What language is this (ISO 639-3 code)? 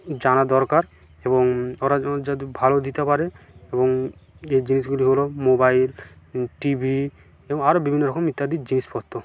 ben